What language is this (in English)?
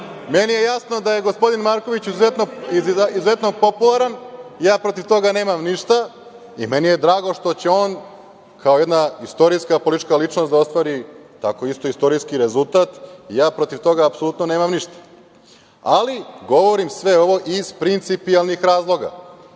Serbian